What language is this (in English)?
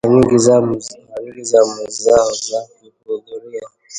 Swahili